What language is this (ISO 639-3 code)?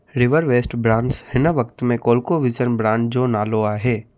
snd